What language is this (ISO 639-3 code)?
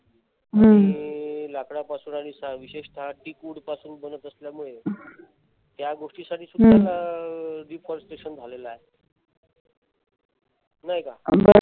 mar